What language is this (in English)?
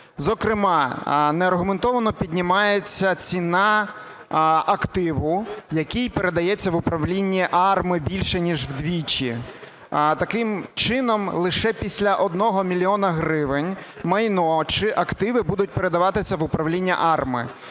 Ukrainian